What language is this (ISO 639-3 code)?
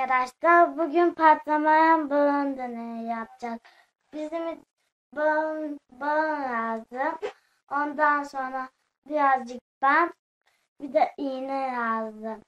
tur